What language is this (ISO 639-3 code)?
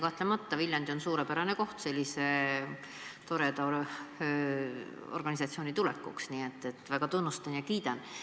est